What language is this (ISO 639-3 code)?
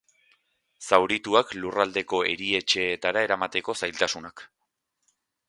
eus